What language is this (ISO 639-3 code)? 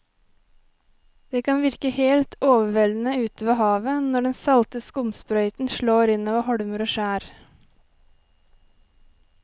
nor